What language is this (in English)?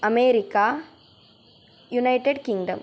Sanskrit